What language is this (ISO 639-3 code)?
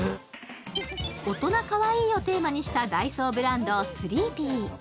jpn